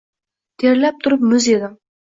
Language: Uzbek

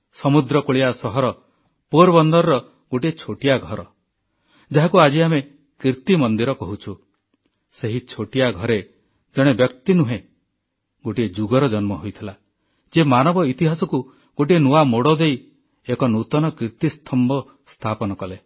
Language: Odia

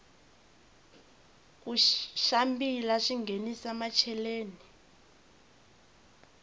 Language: Tsonga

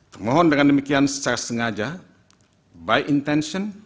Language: Indonesian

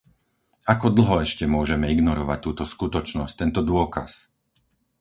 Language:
Slovak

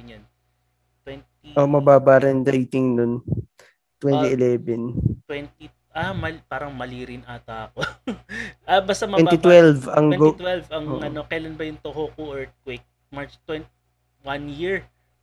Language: Filipino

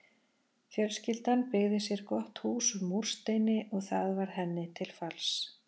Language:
Icelandic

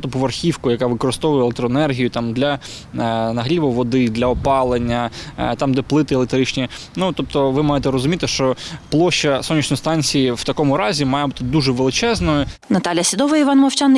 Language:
Ukrainian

